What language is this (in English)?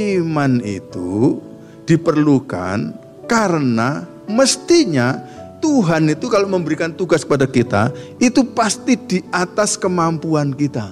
Indonesian